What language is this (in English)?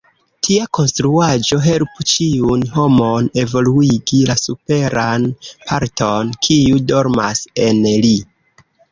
Esperanto